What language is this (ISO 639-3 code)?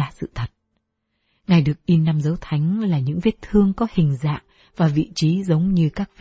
vie